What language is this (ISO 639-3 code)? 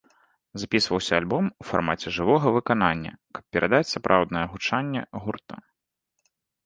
bel